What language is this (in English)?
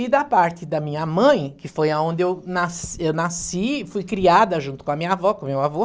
Portuguese